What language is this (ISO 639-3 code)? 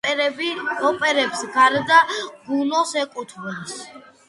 kat